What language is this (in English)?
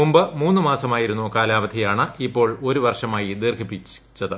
Malayalam